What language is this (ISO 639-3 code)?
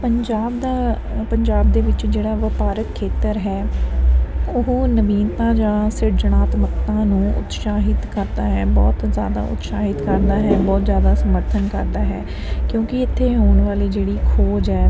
pan